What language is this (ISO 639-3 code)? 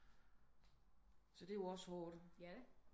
dan